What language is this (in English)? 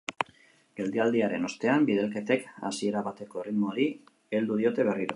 Basque